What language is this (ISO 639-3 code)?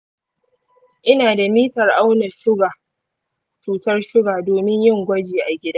hau